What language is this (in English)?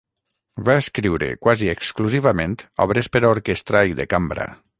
Catalan